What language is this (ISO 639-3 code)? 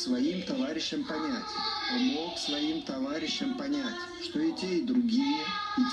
rus